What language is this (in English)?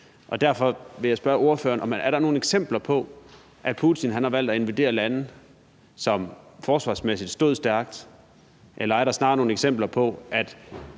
Danish